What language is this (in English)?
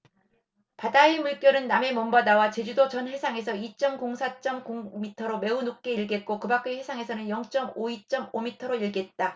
Korean